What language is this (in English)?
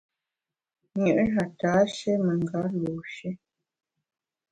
Bamun